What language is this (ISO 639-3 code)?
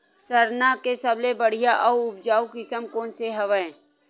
hne